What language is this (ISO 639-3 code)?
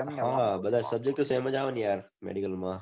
guj